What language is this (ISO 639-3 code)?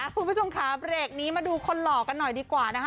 tha